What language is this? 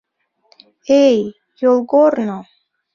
Mari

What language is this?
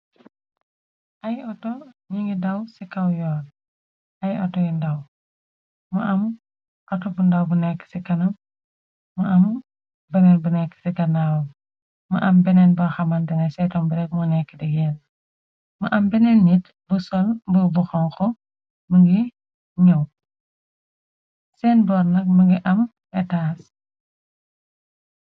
Wolof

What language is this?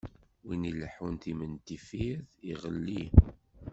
Kabyle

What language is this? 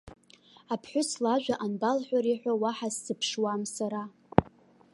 Abkhazian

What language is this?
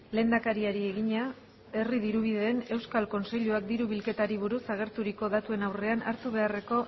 Basque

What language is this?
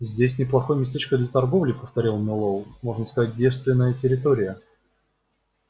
Russian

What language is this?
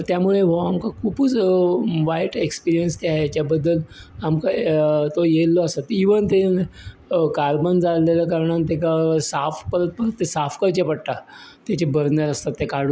Konkani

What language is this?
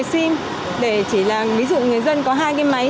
Vietnamese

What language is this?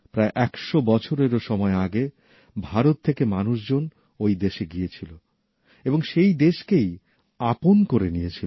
Bangla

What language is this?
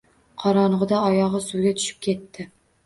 Uzbek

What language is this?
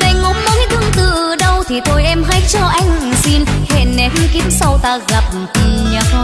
Vietnamese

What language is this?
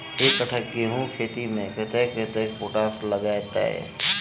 Maithili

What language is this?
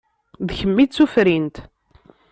Kabyle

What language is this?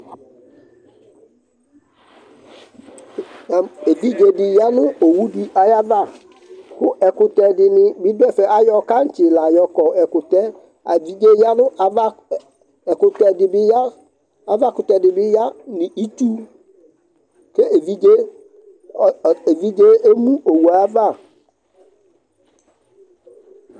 Ikposo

